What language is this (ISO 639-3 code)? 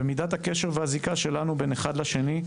heb